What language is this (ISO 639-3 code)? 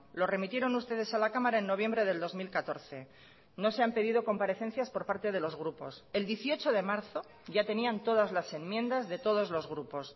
spa